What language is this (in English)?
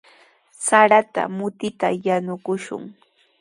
Sihuas Ancash Quechua